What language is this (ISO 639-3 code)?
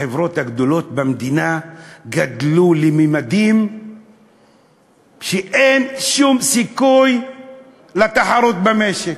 heb